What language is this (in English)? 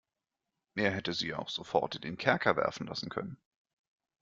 German